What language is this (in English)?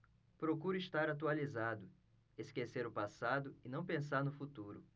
Portuguese